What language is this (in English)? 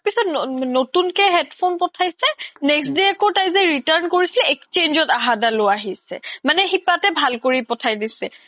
Assamese